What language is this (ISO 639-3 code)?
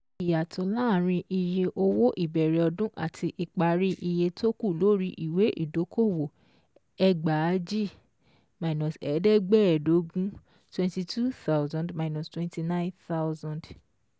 yor